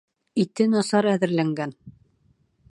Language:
Bashkir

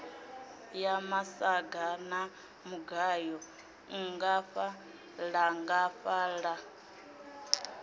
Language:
Venda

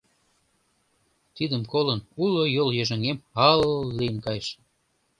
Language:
Mari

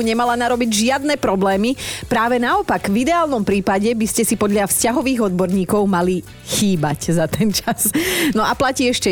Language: Slovak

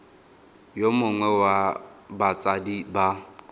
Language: Tswana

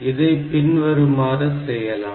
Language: Tamil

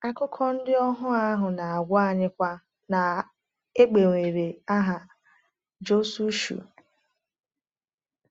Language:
Igbo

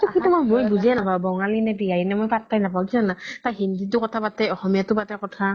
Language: Assamese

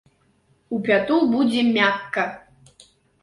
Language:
Belarusian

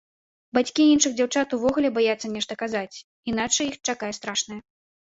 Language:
Belarusian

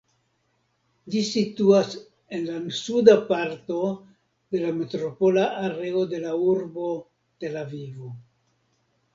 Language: Esperanto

